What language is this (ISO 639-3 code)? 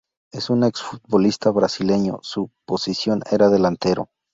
spa